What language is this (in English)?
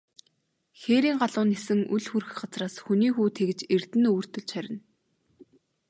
Mongolian